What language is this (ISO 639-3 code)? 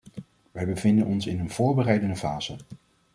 nld